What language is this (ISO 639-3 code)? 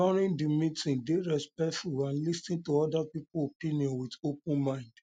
pcm